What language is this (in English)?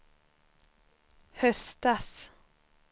Swedish